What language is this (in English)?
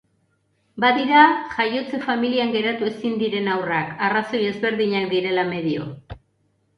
Basque